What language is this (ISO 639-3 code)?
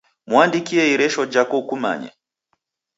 dav